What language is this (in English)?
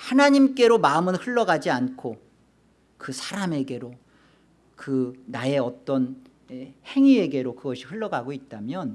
Korean